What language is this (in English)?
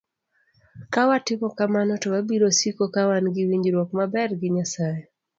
Luo (Kenya and Tanzania)